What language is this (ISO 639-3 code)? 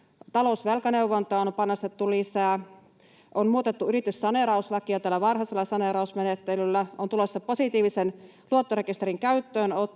fin